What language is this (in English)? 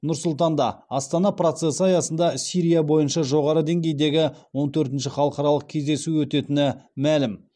Kazakh